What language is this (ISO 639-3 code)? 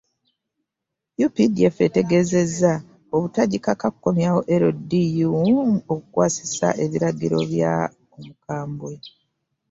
lug